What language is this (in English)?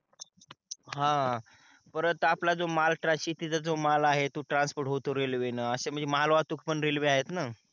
Marathi